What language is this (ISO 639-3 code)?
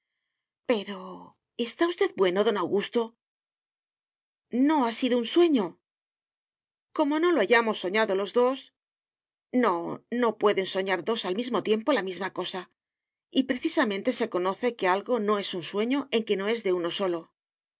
spa